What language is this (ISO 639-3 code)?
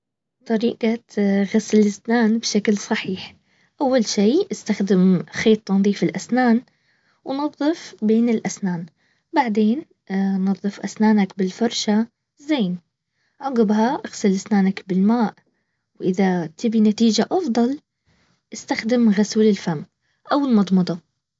abv